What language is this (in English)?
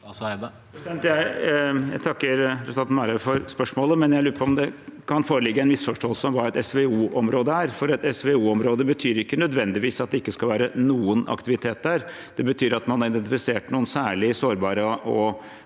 Norwegian